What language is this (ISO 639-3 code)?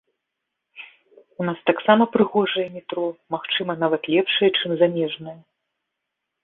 bel